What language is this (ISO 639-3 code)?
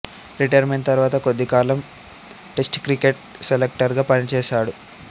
tel